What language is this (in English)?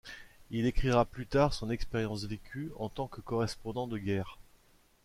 French